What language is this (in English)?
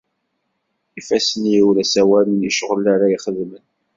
Kabyle